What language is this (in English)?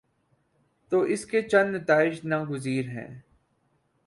Urdu